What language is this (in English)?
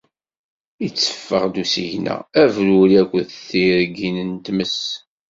Kabyle